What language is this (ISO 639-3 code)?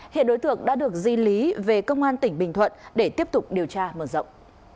vie